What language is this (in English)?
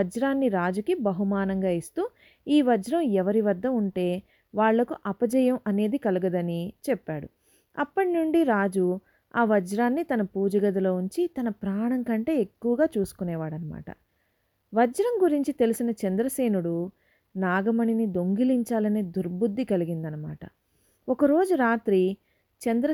Telugu